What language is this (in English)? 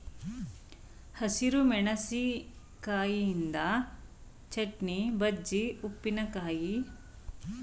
Kannada